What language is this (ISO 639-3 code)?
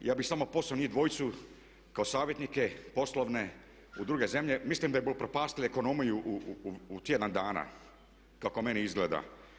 hrv